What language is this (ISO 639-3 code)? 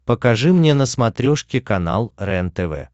rus